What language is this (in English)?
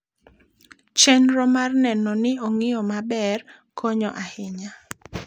Luo (Kenya and Tanzania)